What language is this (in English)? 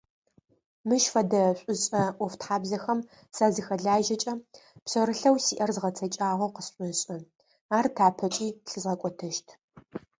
Adyghe